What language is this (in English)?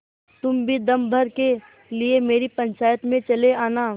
Hindi